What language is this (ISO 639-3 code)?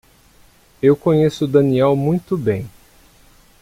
por